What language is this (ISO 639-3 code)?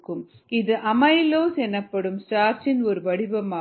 tam